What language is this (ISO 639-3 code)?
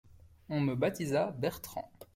fra